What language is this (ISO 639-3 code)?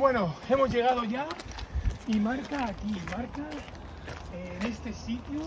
spa